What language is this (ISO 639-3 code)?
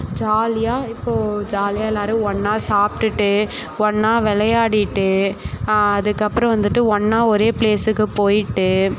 tam